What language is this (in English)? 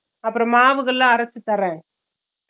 Tamil